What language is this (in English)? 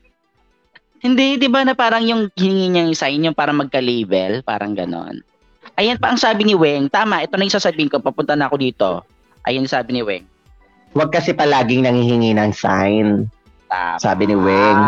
Filipino